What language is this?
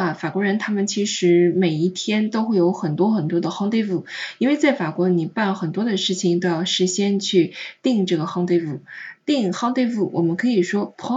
Chinese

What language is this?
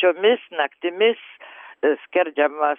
Lithuanian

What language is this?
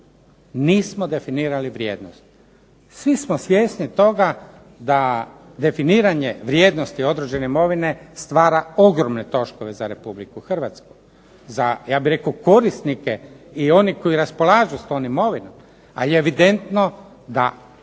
Croatian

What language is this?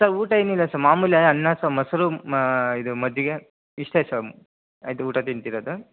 Kannada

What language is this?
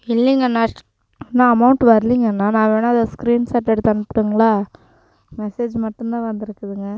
Tamil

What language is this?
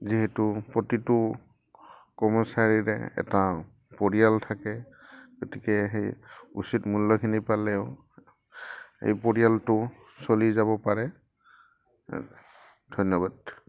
Assamese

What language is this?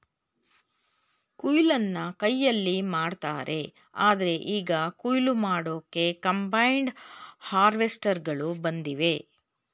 Kannada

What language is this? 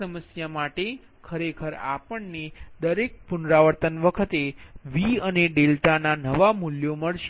Gujarati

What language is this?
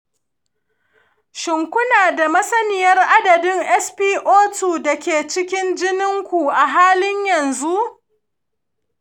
Hausa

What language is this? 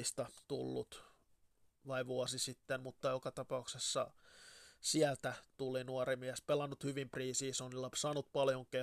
Finnish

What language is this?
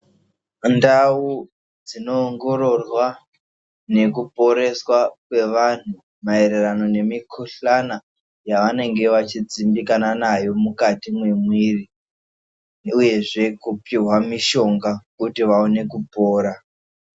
Ndau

